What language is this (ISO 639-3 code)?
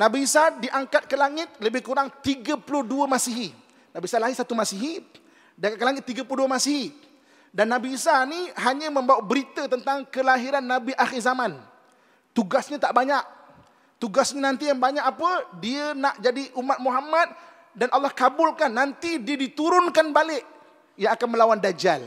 msa